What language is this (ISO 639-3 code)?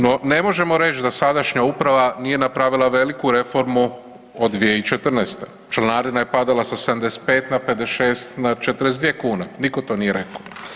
hrv